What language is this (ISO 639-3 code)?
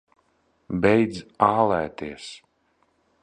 lav